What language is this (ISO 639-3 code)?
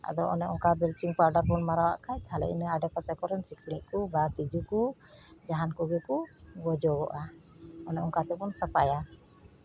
sat